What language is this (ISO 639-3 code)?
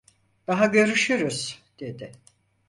tur